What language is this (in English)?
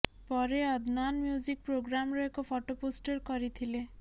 Odia